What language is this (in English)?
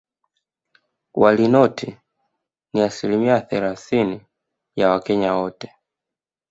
Swahili